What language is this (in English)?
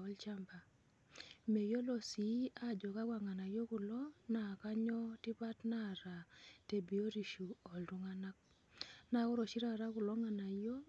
Masai